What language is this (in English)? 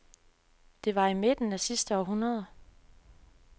Danish